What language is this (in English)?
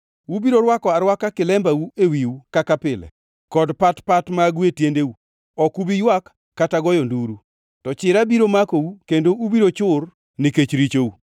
Luo (Kenya and Tanzania)